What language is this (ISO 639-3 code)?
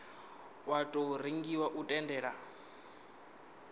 ven